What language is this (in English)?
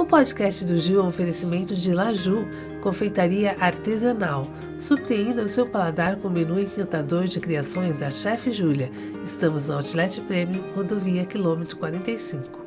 Portuguese